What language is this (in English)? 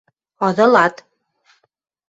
Western Mari